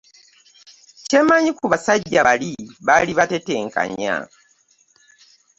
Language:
Ganda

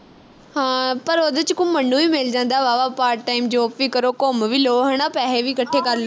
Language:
Punjabi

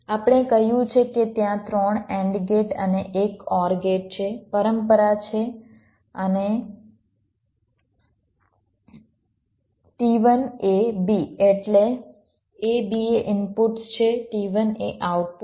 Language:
Gujarati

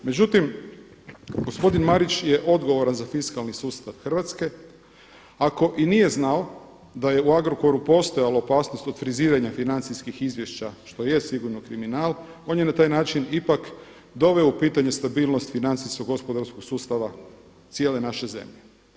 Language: Croatian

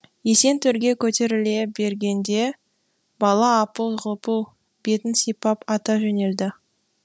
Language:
Kazakh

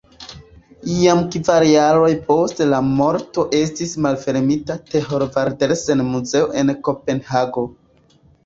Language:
Esperanto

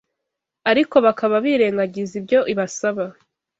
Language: Kinyarwanda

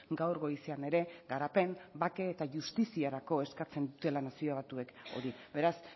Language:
Basque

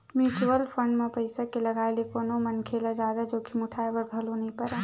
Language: Chhattisgarhi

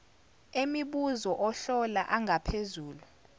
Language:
Zulu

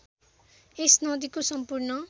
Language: Nepali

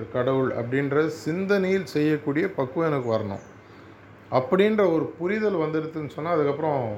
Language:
Tamil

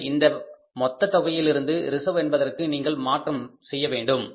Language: Tamil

